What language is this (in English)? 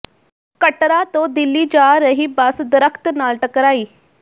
Punjabi